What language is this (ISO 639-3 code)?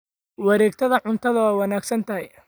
som